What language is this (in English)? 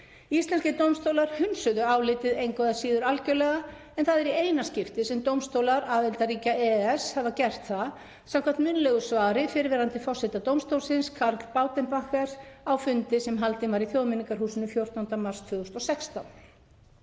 Icelandic